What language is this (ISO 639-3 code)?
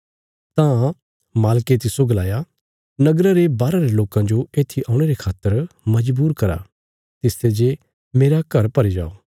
kfs